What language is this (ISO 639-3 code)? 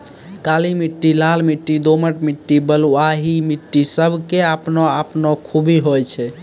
mai